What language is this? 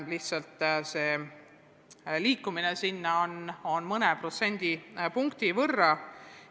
Estonian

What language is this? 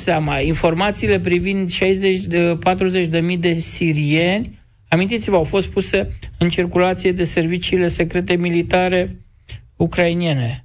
Romanian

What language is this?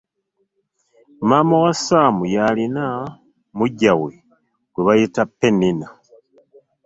Ganda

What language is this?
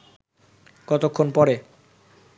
Bangla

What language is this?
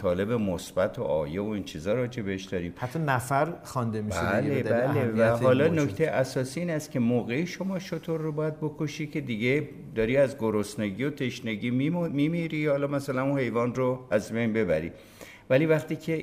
Persian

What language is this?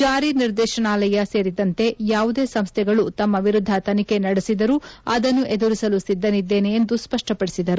Kannada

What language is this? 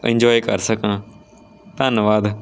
Punjabi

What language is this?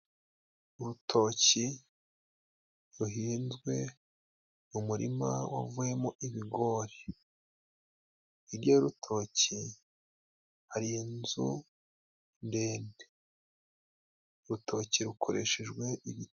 Kinyarwanda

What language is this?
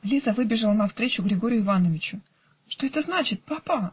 Russian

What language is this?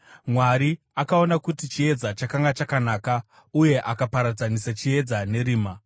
Shona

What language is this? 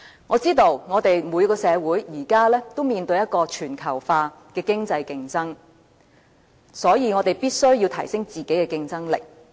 Cantonese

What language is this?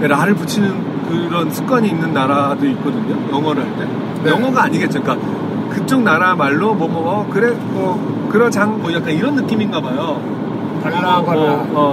Korean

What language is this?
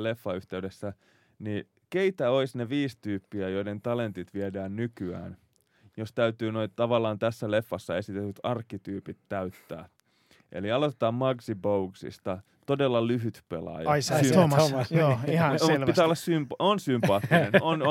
Finnish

